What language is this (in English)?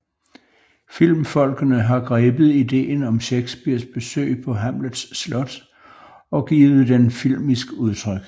Danish